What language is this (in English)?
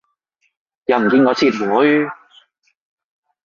Cantonese